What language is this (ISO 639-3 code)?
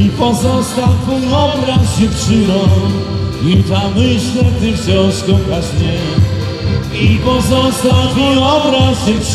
ron